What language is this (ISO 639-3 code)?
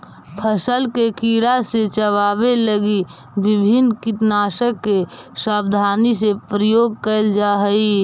mag